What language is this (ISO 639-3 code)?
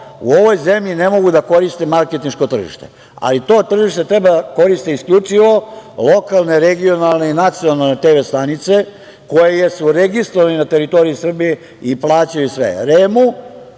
srp